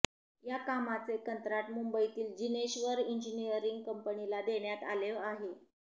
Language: Marathi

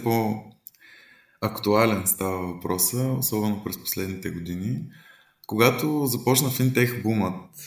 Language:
Bulgarian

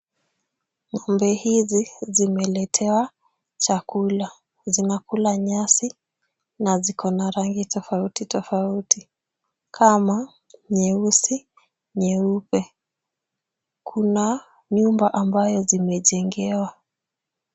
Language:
Swahili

